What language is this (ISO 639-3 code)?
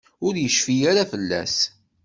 kab